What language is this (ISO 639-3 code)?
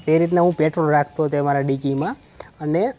guj